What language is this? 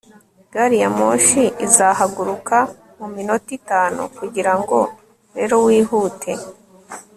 Kinyarwanda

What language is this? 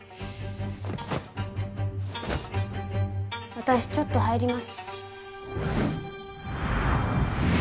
Japanese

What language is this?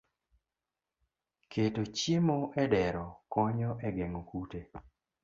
Luo (Kenya and Tanzania)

